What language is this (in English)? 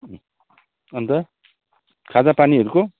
Nepali